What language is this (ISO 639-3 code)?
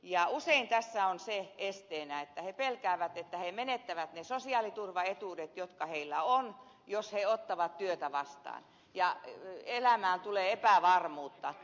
fin